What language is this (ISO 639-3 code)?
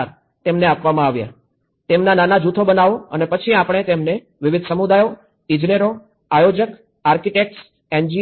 guj